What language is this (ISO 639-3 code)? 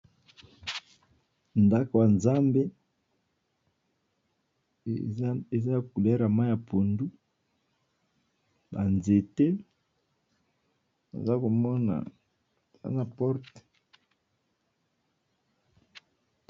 lin